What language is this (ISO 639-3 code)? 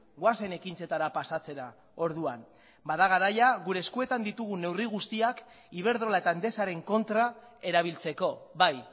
eus